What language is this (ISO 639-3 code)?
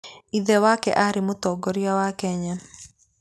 kik